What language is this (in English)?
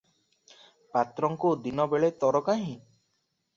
Odia